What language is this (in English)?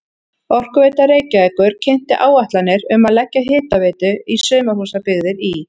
Icelandic